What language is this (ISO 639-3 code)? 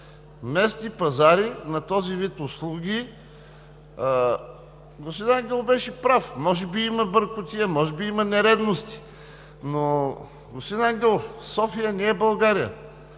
bul